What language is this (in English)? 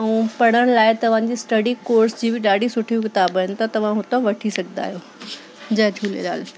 Sindhi